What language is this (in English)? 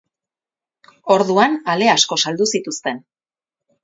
Basque